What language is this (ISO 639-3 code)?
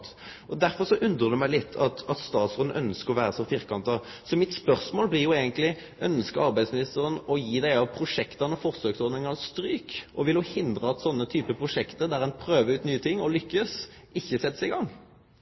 nno